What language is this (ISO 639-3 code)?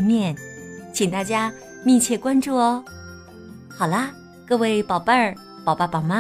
zho